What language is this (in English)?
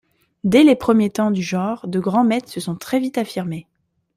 French